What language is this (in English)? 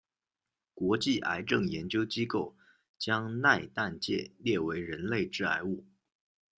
Chinese